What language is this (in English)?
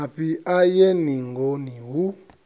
Venda